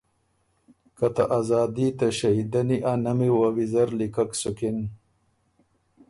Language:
Ormuri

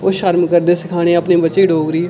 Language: Dogri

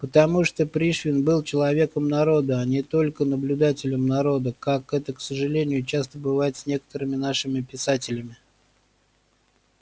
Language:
Russian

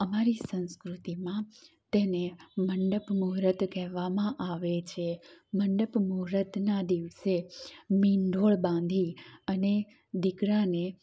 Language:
Gujarati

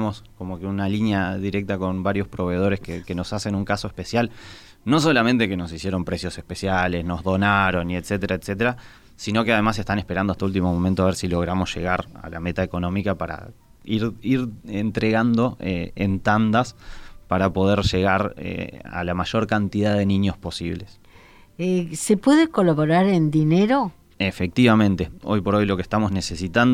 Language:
Spanish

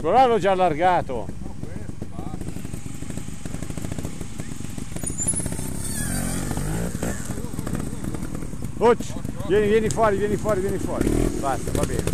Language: Italian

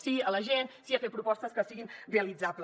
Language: Catalan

